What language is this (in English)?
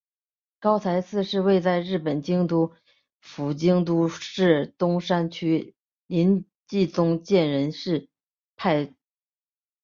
Chinese